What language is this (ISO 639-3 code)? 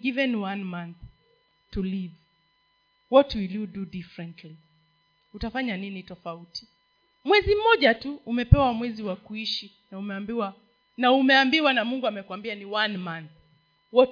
swa